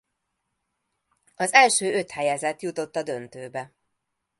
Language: Hungarian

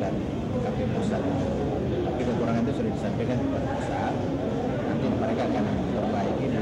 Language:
Indonesian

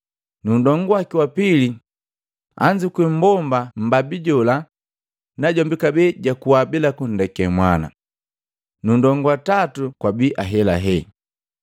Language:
Matengo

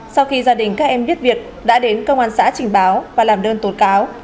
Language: Vietnamese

